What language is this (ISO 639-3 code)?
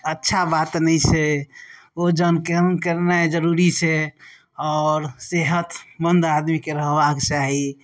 mai